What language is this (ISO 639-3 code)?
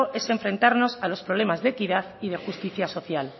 spa